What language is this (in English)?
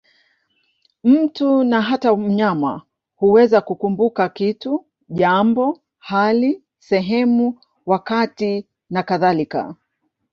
Swahili